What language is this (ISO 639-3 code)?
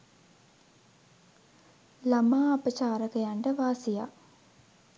sin